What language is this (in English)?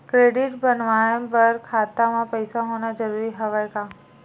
Chhattisgarhi